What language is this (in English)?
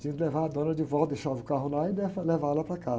Portuguese